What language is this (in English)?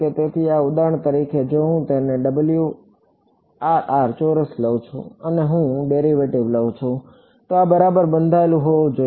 Gujarati